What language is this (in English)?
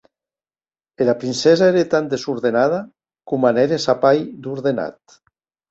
Occitan